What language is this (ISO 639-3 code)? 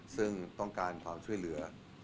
tha